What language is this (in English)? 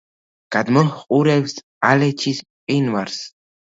Georgian